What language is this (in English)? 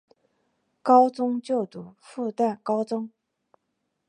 Chinese